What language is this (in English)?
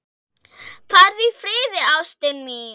Icelandic